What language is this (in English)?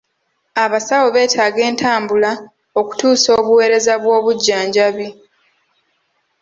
Ganda